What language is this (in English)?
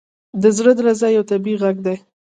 Pashto